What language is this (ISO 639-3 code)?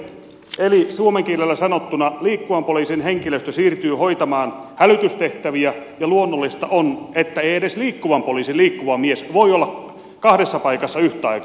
fin